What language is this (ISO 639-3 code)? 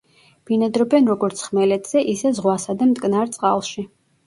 kat